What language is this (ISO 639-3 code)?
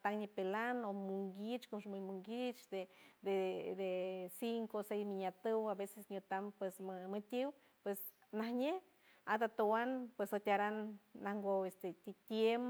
hue